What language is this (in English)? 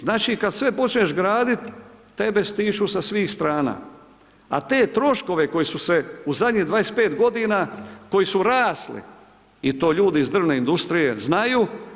Croatian